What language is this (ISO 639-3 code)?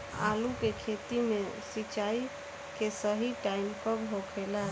bho